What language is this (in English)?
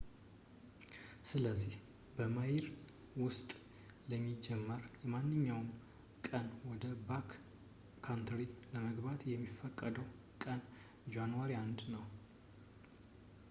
Amharic